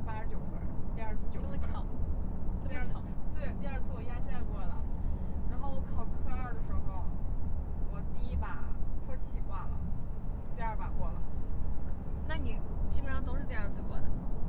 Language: Chinese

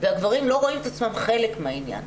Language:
Hebrew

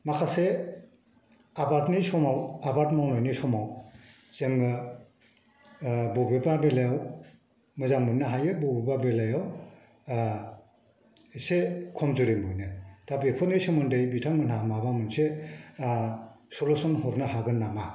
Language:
Bodo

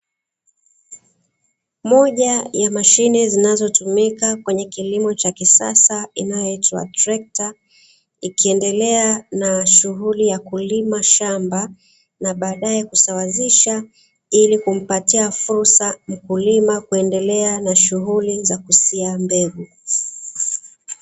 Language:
Swahili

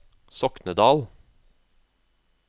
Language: Norwegian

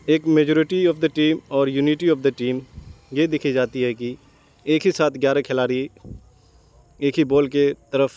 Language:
Urdu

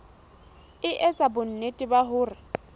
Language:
Southern Sotho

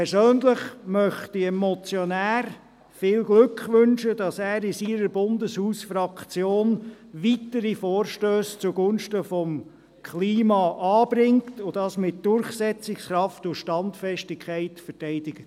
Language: Swiss German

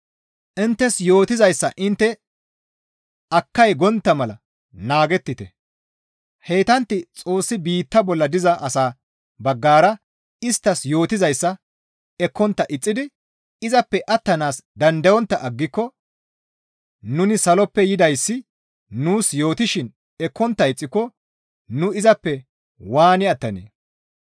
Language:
Gamo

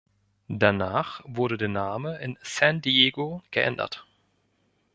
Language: German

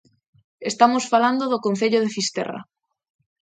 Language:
Galician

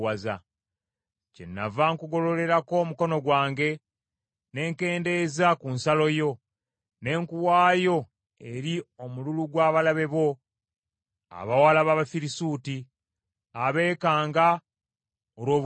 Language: Ganda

